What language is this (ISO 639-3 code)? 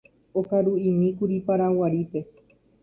grn